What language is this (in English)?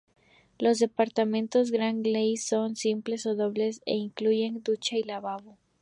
Spanish